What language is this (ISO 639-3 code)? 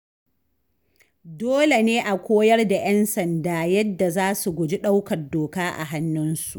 hau